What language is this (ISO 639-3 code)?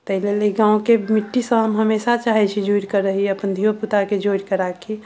mai